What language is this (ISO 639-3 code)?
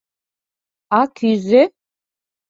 chm